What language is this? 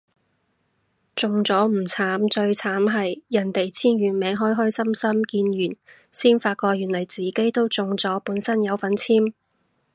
Cantonese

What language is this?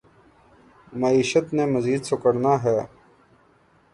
Urdu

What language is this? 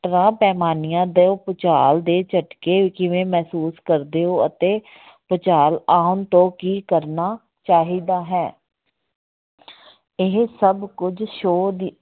Punjabi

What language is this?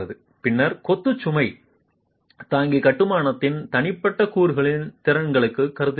Tamil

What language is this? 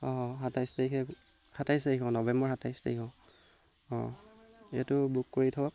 Assamese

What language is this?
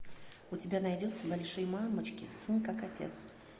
Russian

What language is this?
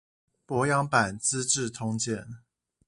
Chinese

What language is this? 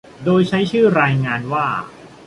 Thai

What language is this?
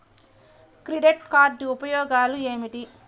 Telugu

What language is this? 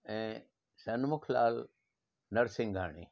Sindhi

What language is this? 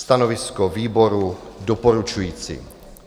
Czech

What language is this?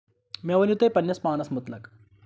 Kashmiri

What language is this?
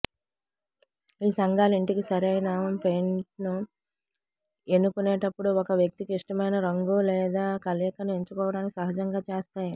Telugu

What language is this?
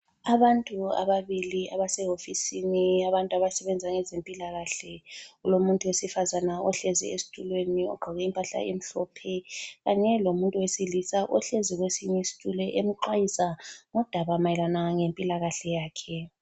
North Ndebele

